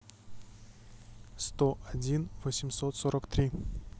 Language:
Russian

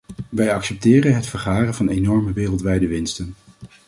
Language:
Dutch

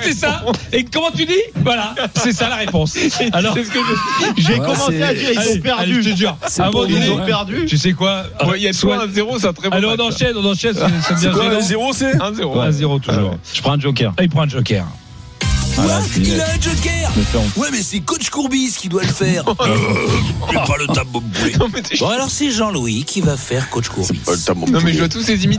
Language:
French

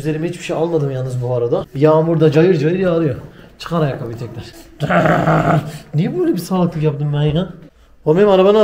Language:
Turkish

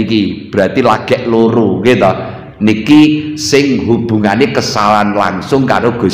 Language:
Indonesian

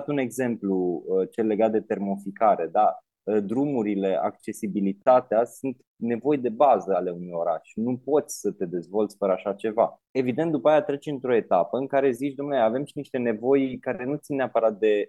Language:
Romanian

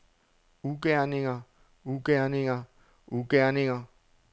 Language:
Danish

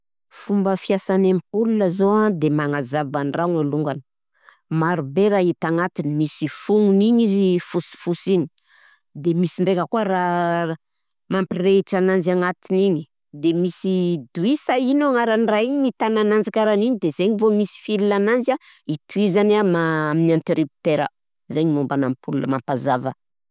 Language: Southern Betsimisaraka Malagasy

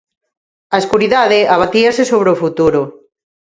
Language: Galician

